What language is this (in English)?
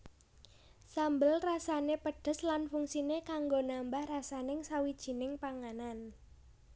Javanese